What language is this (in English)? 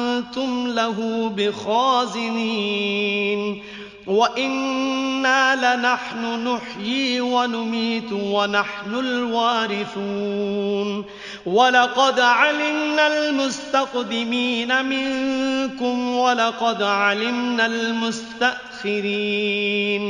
Arabic